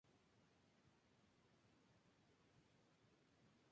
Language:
Spanish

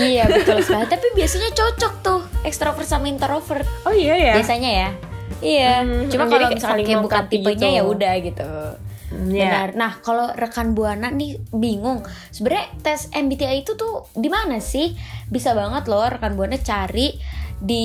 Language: Indonesian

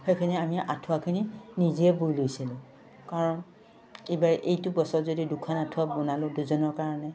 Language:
Assamese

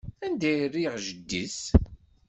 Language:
Kabyle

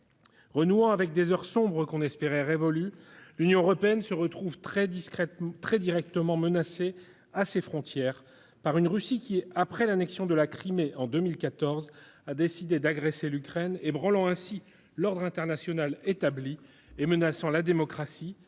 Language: French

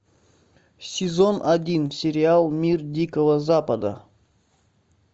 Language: Russian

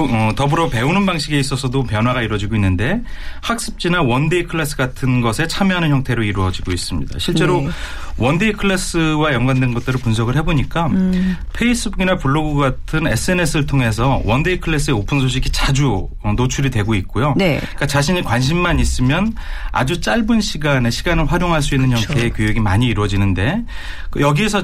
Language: Korean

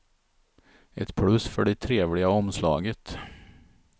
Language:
Swedish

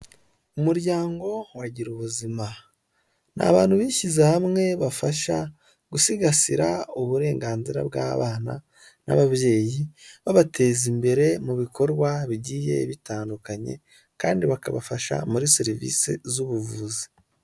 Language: Kinyarwanda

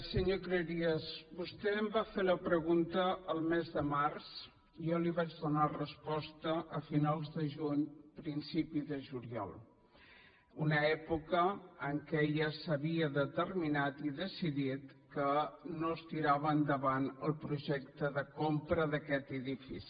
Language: Catalan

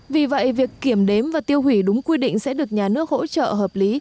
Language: Vietnamese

